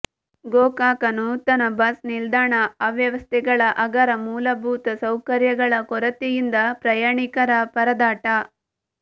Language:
Kannada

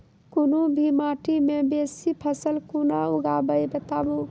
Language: Maithili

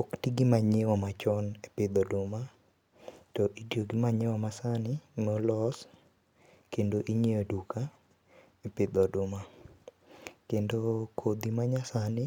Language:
Luo (Kenya and Tanzania)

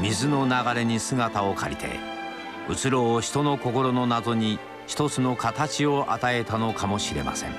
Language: Japanese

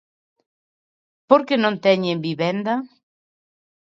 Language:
Galician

